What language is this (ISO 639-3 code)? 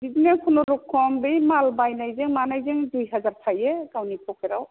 brx